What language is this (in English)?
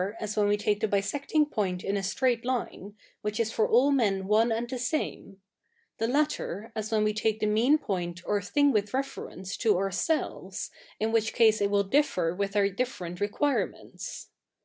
English